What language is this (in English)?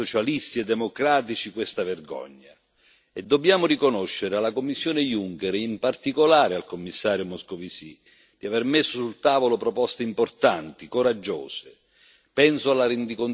Italian